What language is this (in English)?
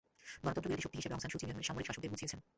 Bangla